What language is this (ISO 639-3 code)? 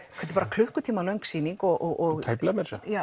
isl